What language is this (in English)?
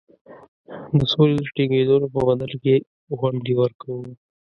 Pashto